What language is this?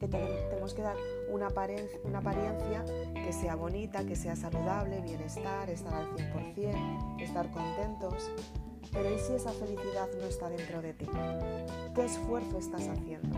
Spanish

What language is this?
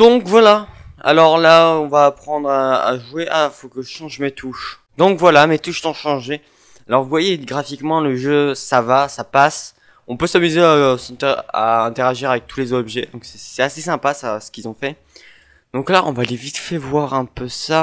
French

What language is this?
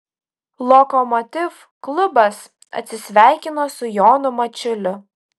Lithuanian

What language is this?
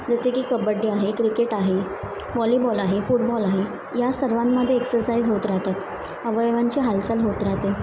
Marathi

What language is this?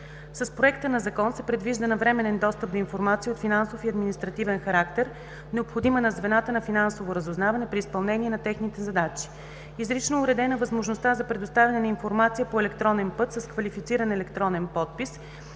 Bulgarian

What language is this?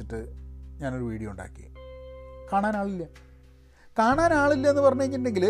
Malayalam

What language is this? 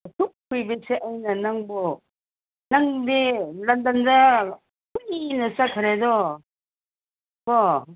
Manipuri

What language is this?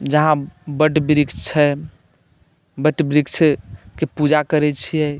Maithili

